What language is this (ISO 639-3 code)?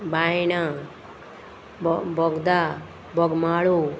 kok